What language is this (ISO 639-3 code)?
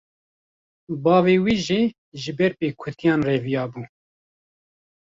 kur